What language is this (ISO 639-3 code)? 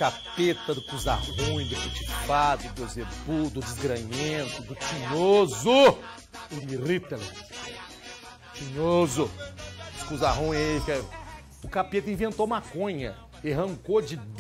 por